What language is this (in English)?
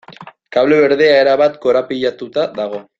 Basque